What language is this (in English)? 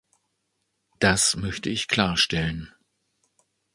German